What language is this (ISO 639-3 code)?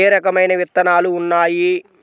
tel